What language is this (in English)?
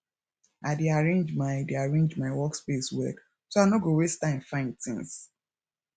Nigerian Pidgin